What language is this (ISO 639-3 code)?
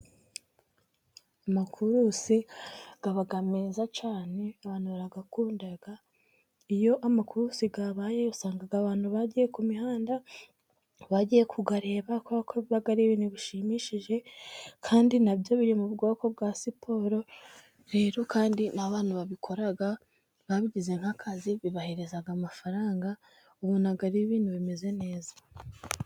kin